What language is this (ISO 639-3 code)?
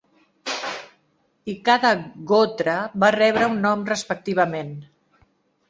cat